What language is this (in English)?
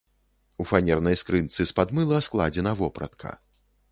Belarusian